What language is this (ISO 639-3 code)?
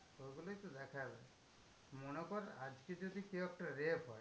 ben